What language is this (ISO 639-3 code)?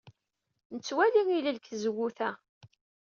kab